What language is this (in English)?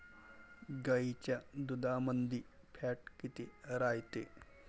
Marathi